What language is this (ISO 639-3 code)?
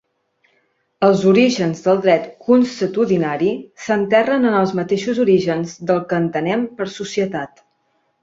cat